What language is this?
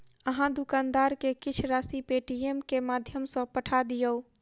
Maithili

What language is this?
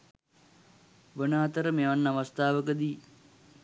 Sinhala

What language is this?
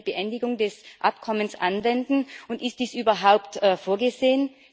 German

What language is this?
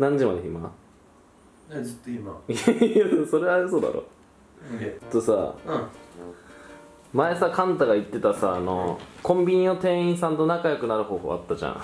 Japanese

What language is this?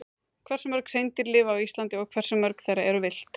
Icelandic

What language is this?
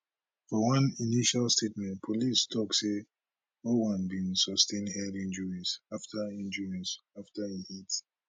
Nigerian Pidgin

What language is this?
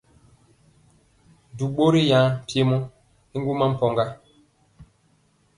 Mpiemo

